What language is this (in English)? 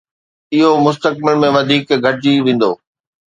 Sindhi